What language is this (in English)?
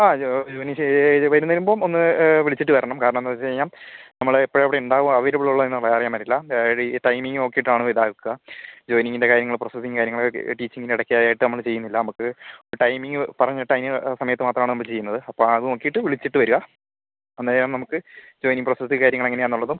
Malayalam